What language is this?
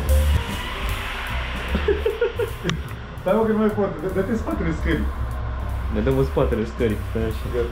Romanian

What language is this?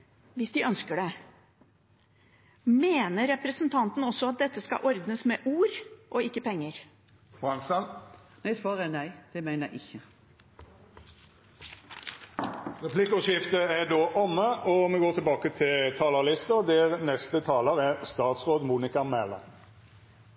Norwegian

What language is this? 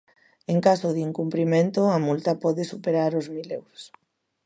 Galician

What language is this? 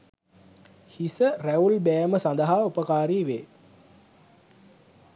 Sinhala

